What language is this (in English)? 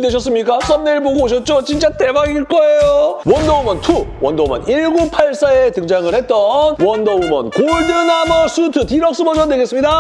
Korean